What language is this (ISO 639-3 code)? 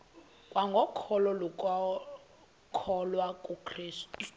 xho